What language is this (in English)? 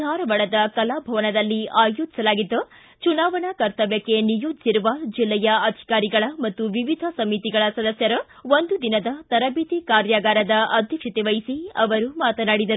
Kannada